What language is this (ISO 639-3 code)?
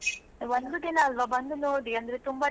kan